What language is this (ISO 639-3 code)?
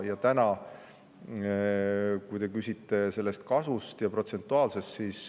est